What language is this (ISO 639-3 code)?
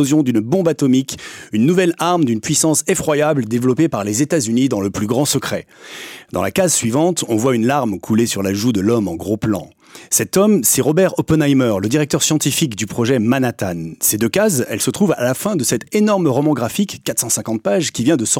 fra